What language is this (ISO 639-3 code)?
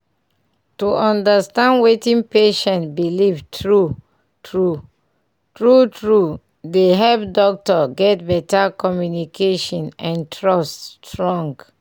pcm